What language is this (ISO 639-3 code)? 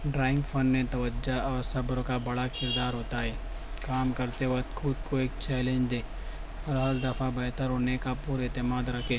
urd